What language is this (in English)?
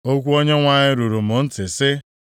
Igbo